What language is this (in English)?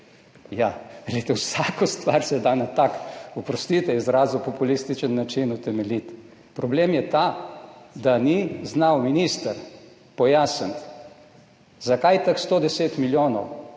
Slovenian